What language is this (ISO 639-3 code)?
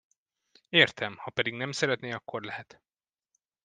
hun